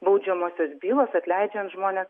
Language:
Lithuanian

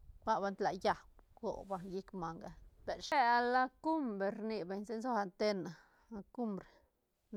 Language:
Santa Catarina Albarradas Zapotec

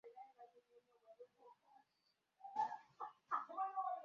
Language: Ganda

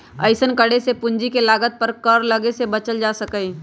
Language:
Magahi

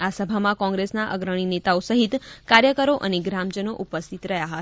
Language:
Gujarati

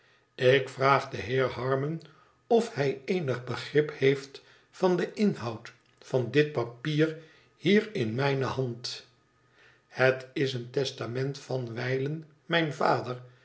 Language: Dutch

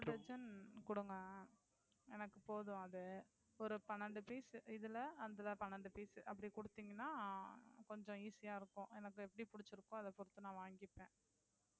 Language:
Tamil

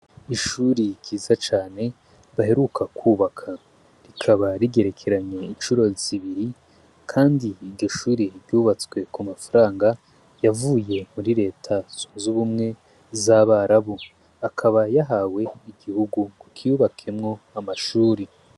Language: Rundi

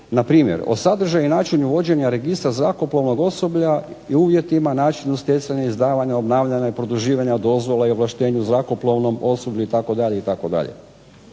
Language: Croatian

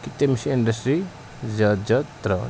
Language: Kashmiri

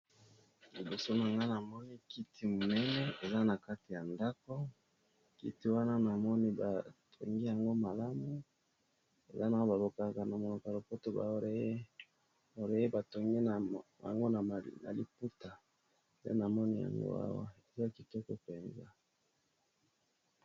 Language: Lingala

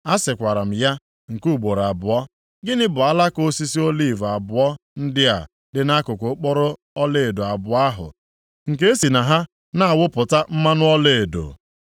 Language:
Igbo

